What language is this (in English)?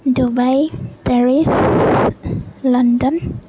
Assamese